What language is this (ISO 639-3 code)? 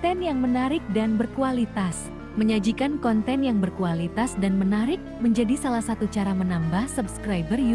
ind